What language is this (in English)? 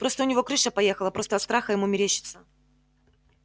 Russian